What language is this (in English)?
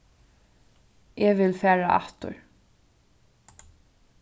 Faroese